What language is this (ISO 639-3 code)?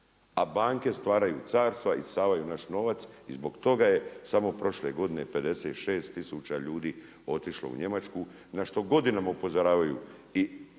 hrv